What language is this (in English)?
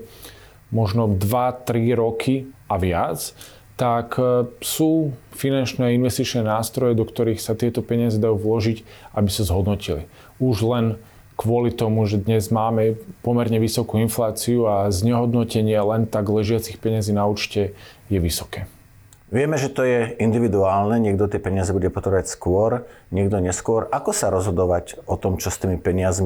Slovak